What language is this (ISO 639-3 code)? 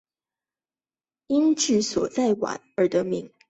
zho